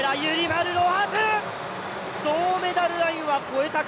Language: Japanese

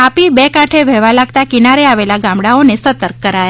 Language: Gujarati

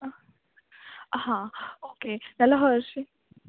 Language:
Konkani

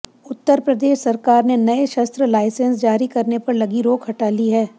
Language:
Hindi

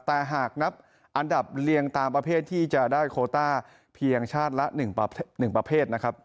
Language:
Thai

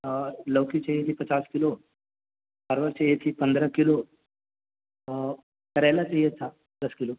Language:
Urdu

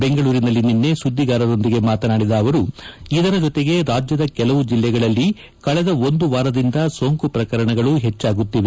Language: Kannada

